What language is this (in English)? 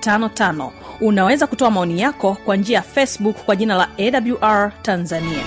Swahili